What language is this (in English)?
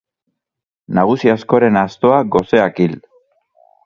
Basque